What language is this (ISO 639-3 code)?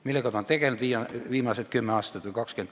est